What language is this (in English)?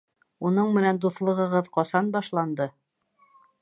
Bashkir